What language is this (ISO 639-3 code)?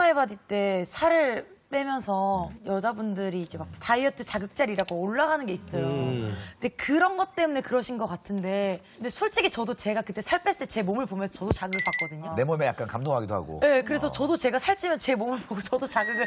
kor